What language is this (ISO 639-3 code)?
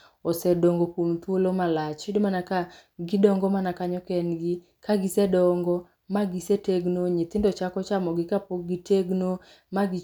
luo